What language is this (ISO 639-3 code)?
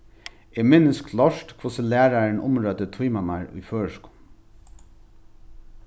fao